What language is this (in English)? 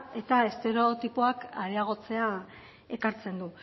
Basque